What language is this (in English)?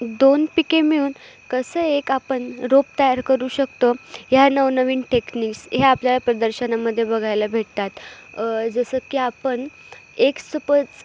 Marathi